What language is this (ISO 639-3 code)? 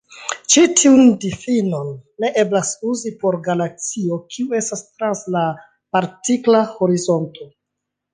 epo